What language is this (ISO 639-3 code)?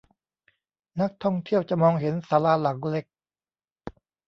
tha